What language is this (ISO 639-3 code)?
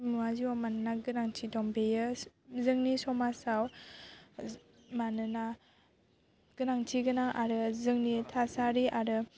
brx